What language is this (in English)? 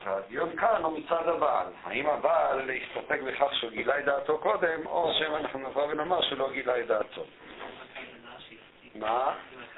Hebrew